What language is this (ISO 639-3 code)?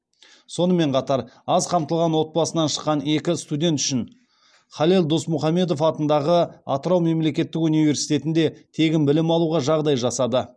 kaz